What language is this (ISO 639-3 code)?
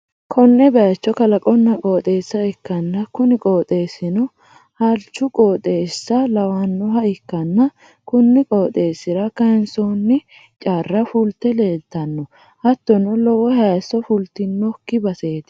sid